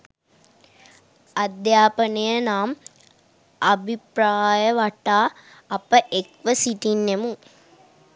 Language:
Sinhala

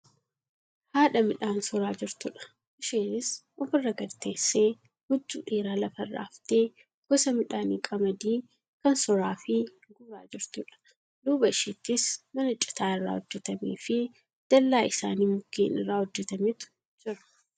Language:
Oromo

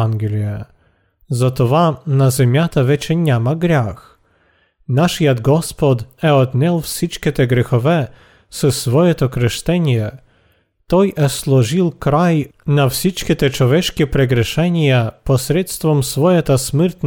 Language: Bulgarian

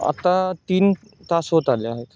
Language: Marathi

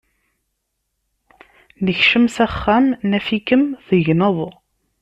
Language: Kabyle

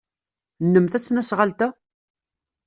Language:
Kabyle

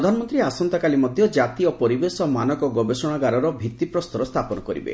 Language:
Odia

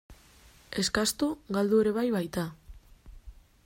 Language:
Basque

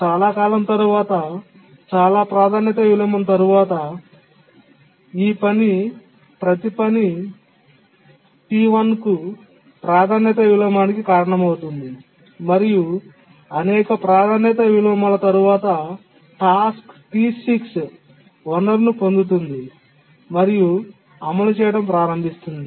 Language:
Telugu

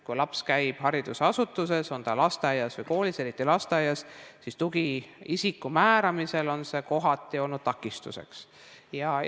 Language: Estonian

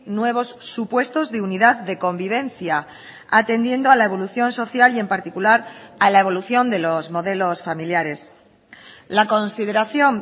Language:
Spanish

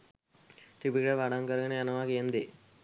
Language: Sinhala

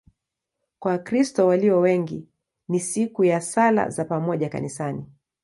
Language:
Swahili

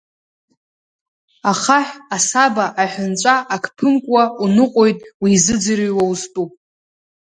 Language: Abkhazian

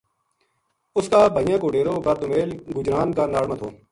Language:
Gujari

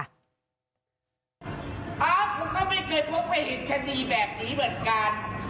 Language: Thai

